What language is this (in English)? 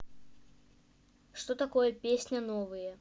Russian